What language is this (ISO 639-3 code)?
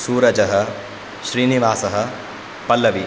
san